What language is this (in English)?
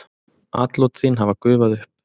Icelandic